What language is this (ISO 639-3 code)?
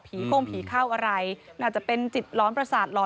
tha